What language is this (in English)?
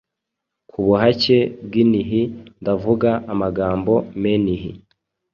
Kinyarwanda